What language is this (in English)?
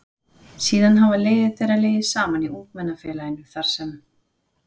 Icelandic